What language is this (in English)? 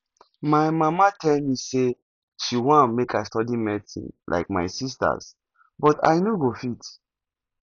Nigerian Pidgin